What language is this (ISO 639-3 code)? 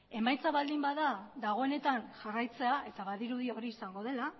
eus